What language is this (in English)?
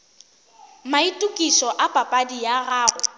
Northern Sotho